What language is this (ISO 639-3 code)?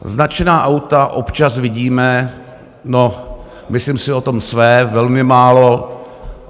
ces